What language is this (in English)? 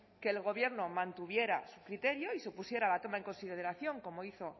Spanish